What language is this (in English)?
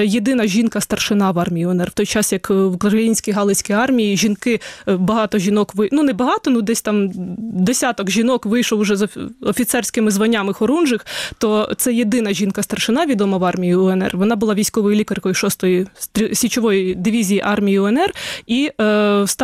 Ukrainian